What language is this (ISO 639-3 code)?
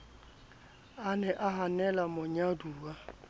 sot